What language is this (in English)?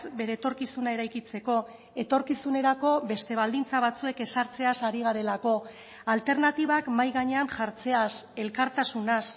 Basque